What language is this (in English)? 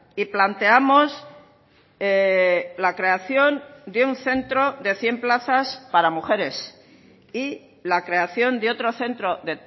Spanish